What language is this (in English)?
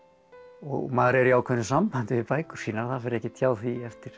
Icelandic